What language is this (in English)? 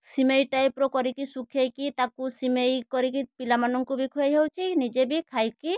Odia